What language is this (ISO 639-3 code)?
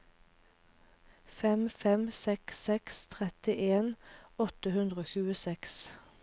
nor